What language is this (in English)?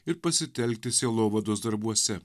Lithuanian